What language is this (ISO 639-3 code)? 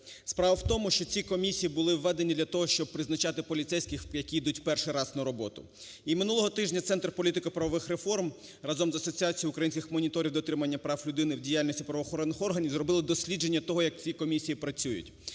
ukr